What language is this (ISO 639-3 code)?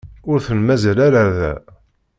kab